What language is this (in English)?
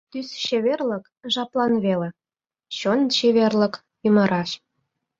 Mari